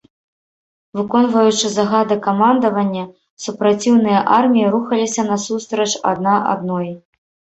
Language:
Belarusian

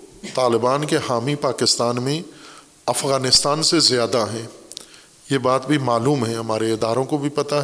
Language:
Urdu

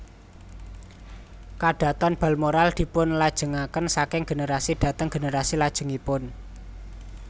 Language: Javanese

